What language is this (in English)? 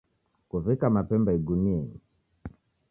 Taita